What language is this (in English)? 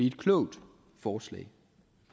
Danish